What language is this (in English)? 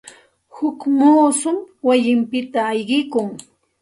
Santa Ana de Tusi Pasco Quechua